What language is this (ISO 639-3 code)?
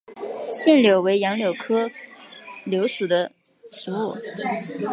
zho